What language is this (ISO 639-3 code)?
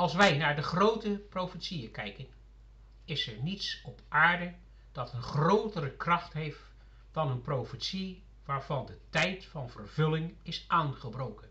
nld